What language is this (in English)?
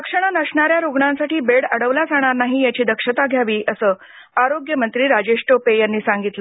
Marathi